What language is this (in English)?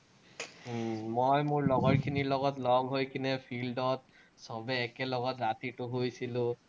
Assamese